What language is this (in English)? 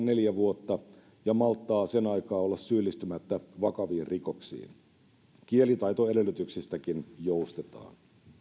Finnish